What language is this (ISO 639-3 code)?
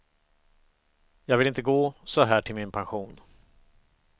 swe